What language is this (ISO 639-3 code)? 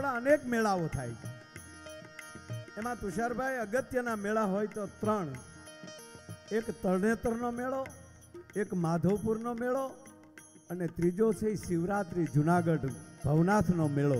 guj